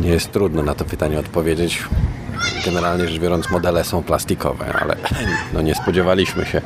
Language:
Polish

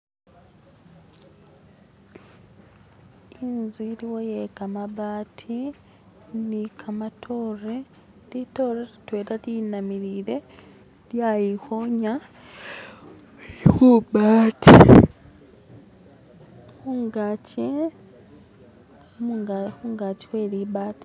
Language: Masaaba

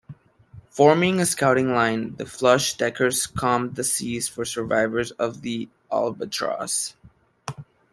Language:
English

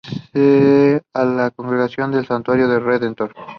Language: Spanish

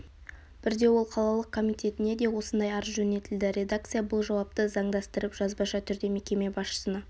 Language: Kazakh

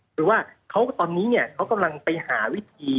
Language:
Thai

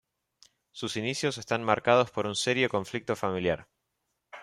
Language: Spanish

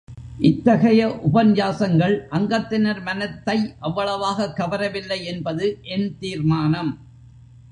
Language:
Tamil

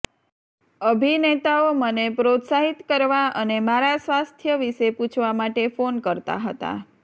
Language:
Gujarati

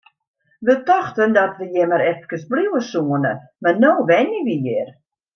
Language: Western Frisian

